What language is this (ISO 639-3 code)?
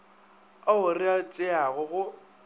nso